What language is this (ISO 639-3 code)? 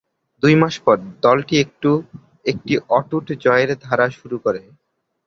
ben